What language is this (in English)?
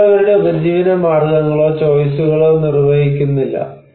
Malayalam